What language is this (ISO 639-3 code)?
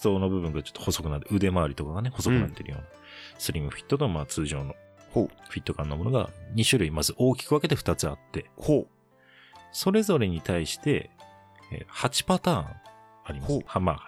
jpn